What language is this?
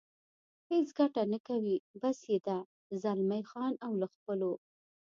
Pashto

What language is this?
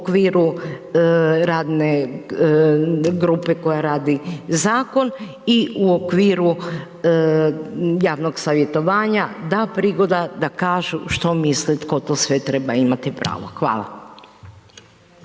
Croatian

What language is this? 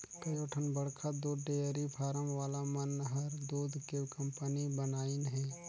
Chhattisgarhi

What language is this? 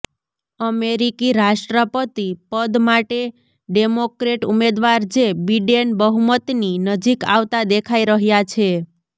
Gujarati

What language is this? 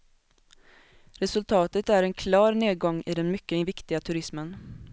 Swedish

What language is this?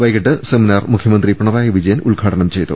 Malayalam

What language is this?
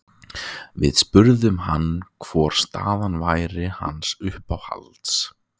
Icelandic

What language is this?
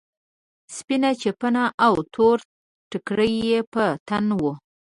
Pashto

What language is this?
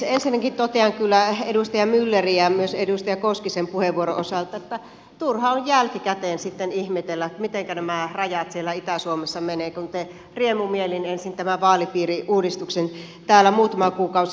Finnish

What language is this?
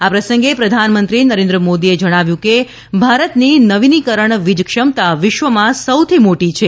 Gujarati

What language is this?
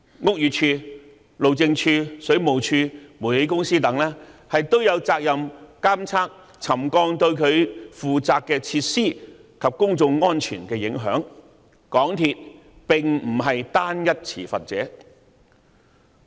Cantonese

